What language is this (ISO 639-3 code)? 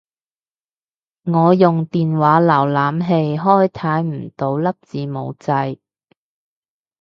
yue